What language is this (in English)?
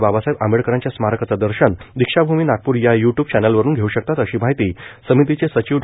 Marathi